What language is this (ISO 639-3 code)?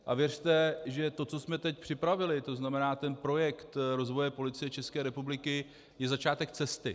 ces